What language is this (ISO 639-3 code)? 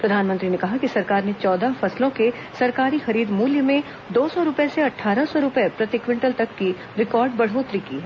hin